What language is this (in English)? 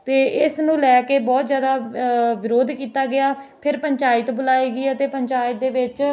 Punjabi